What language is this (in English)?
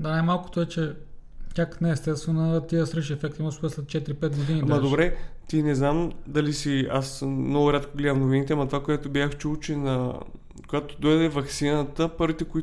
Bulgarian